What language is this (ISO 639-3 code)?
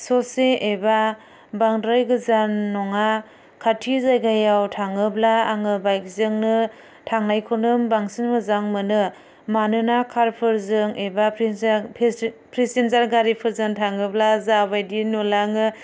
brx